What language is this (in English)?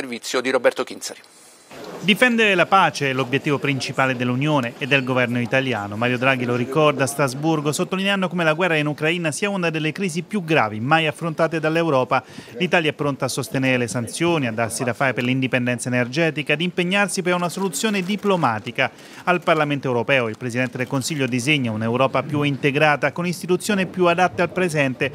Italian